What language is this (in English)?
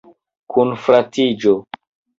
Esperanto